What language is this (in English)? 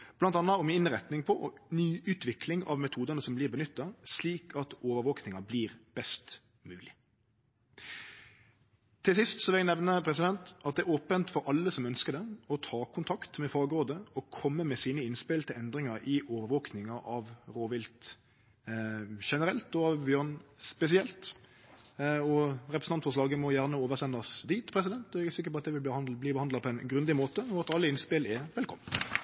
Norwegian Nynorsk